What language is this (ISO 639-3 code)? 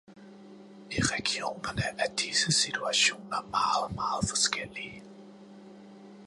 dan